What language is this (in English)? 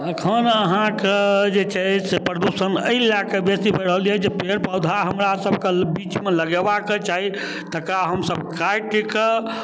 Maithili